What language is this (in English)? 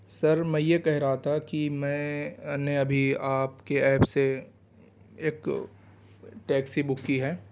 Urdu